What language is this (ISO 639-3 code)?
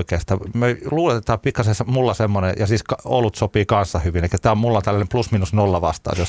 fin